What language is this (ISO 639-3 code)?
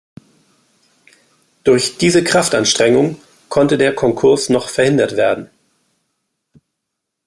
deu